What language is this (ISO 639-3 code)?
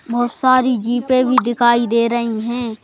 hin